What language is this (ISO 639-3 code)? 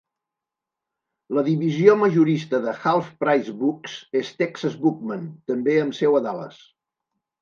cat